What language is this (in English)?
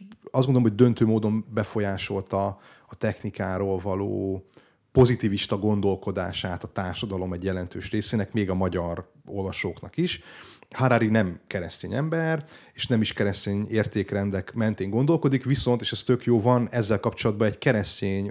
Hungarian